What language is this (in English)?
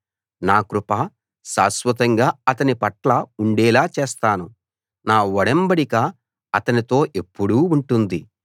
Telugu